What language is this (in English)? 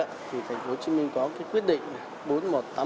Vietnamese